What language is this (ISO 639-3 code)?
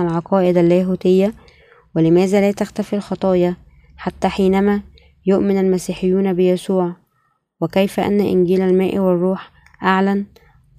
ara